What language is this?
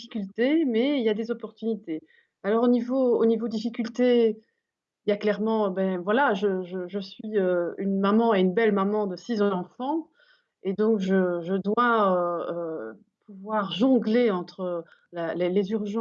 French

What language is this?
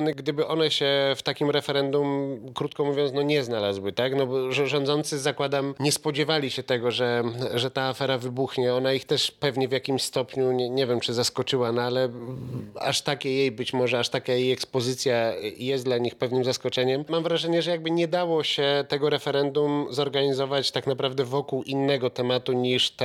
Polish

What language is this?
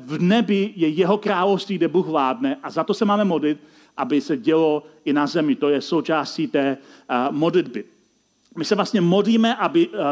Czech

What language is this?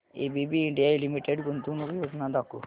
Marathi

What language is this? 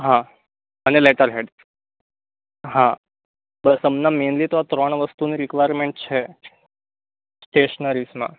Gujarati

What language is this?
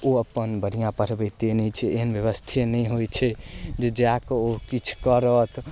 Maithili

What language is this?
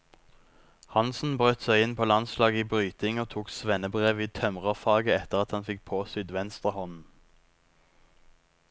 Norwegian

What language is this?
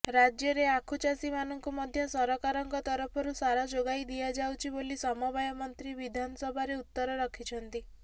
Odia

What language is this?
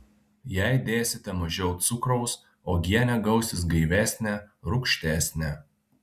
Lithuanian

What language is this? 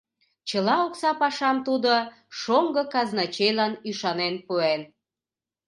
Mari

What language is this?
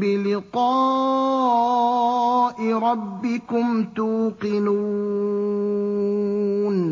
Arabic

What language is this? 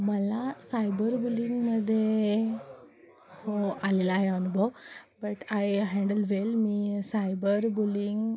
Marathi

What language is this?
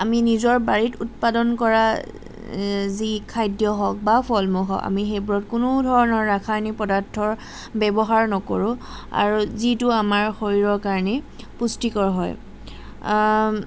Assamese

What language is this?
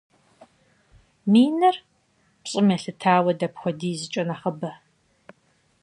Kabardian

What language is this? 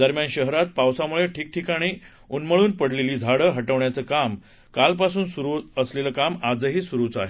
Marathi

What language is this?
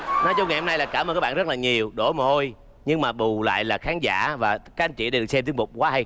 Vietnamese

